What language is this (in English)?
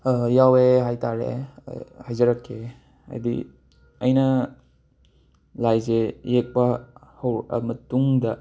Manipuri